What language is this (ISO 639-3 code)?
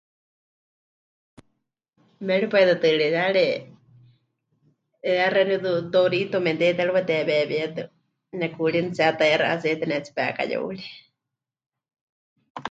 hch